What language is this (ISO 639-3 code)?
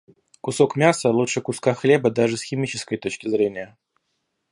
rus